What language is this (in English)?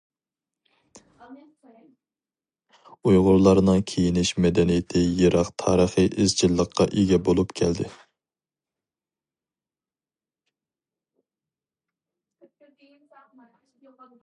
Uyghur